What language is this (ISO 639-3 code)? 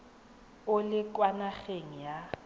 tsn